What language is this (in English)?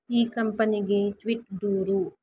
Kannada